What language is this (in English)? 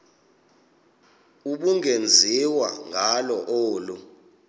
Xhosa